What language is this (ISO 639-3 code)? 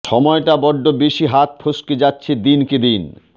ben